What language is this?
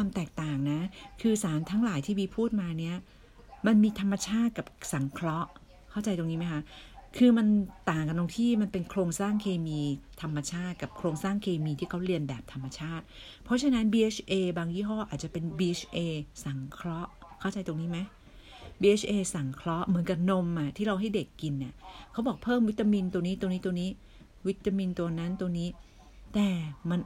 Thai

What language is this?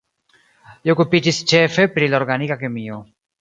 Esperanto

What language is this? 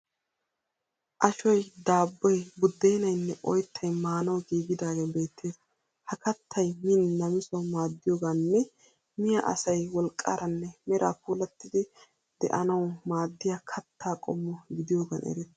Wolaytta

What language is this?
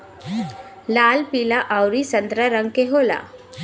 Bhojpuri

